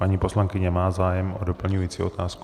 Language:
Czech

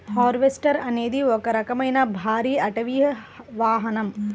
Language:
Telugu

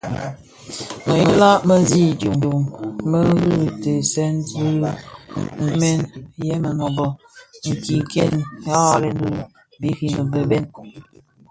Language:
Bafia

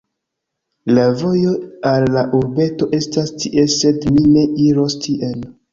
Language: Esperanto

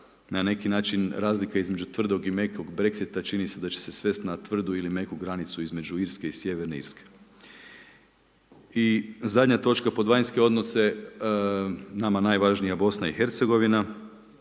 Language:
Croatian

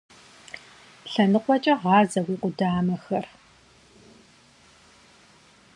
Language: Kabardian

